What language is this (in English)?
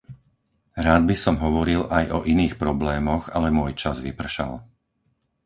Slovak